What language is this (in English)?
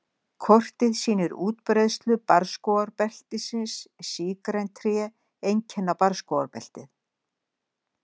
Icelandic